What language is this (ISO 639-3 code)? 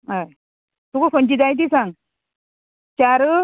kok